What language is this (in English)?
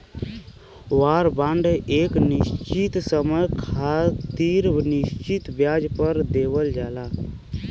Bhojpuri